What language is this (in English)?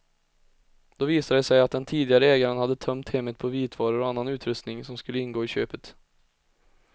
Swedish